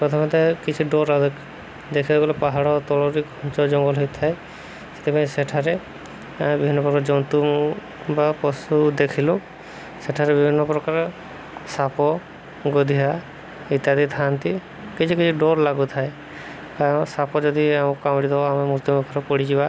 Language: Odia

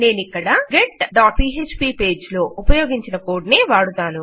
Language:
Telugu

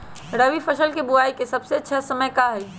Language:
Magahi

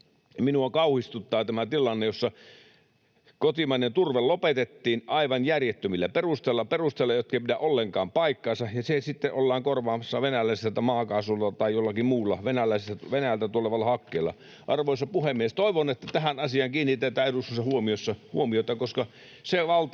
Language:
Finnish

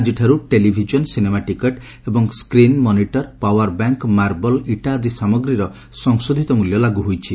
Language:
Odia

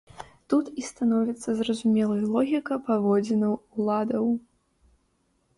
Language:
Belarusian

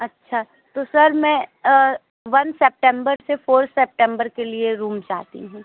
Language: Hindi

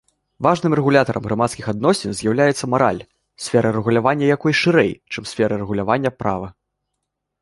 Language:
Belarusian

